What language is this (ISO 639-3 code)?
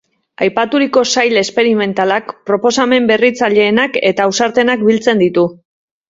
eus